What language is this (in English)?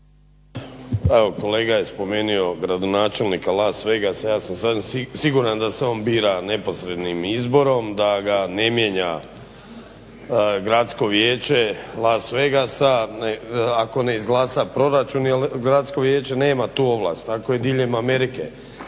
Croatian